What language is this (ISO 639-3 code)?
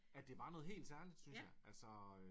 dan